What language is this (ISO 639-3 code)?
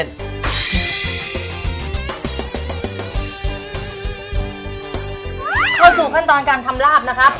tha